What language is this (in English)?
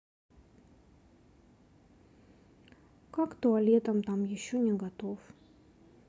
Russian